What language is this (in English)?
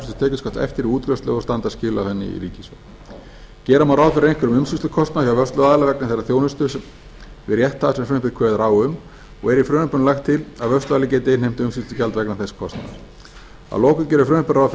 Icelandic